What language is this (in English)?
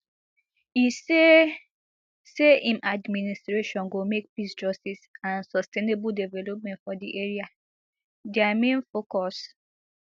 Nigerian Pidgin